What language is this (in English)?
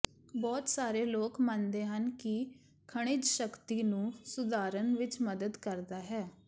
Punjabi